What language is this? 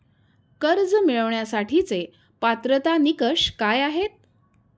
Marathi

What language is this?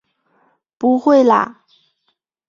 Chinese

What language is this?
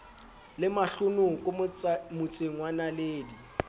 Southern Sotho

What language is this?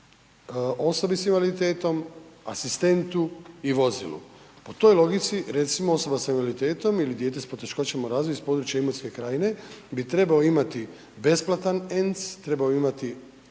Croatian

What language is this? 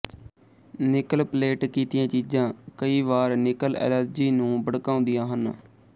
Punjabi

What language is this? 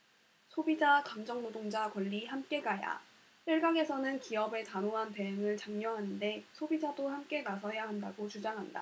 Korean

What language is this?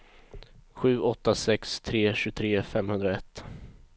Swedish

